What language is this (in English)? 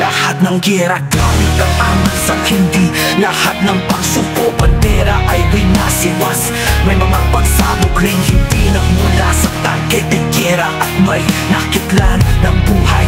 Filipino